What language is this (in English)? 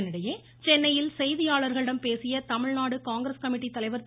Tamil